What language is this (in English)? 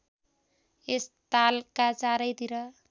Nepali